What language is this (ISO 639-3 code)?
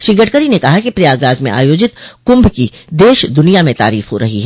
hin